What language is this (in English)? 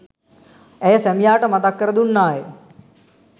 Sinhala